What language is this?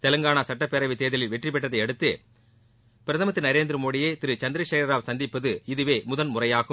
Tamil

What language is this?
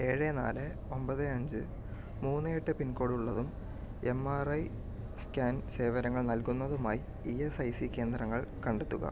Malayalam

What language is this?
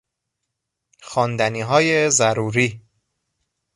Persian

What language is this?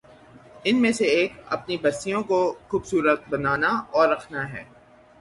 Urdu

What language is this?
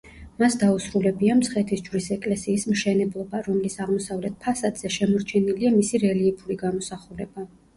Georgian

